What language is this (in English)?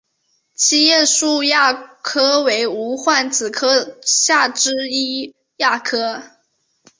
Chinese